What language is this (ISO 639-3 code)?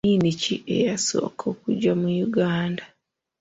lug